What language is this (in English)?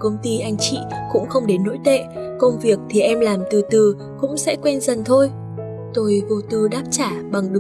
Vietnamese